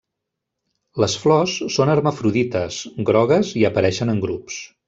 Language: Catalan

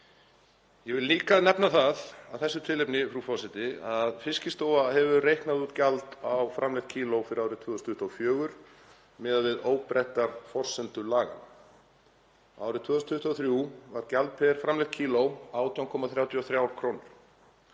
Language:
Icelandic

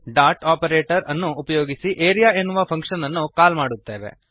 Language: Kannada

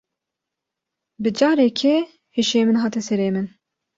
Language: Kurdish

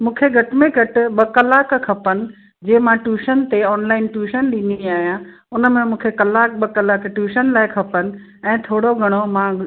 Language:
Sindhi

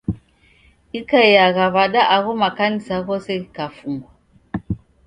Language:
Taita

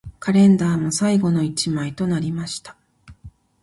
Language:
Japanese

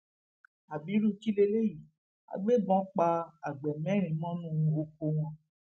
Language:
Yoruba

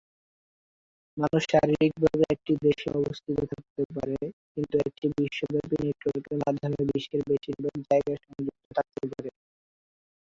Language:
Bangla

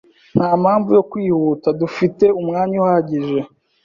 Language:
Kinyarwanda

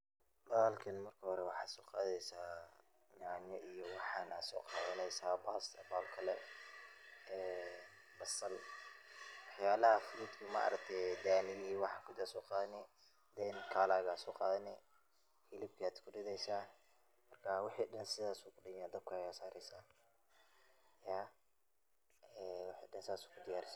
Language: Somali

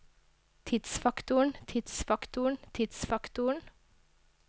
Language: Norwegian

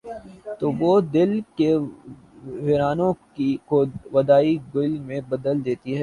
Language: Urdu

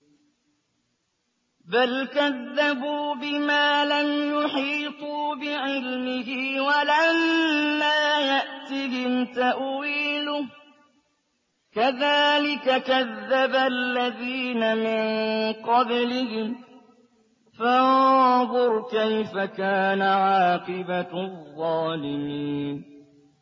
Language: Arabic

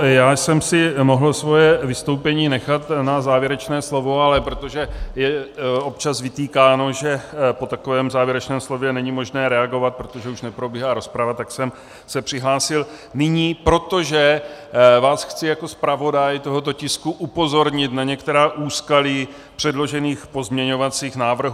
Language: Czech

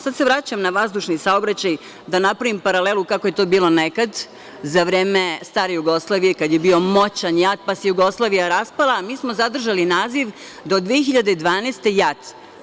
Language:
Serbian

